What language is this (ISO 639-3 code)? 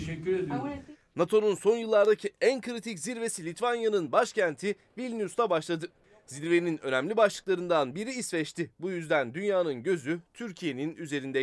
tur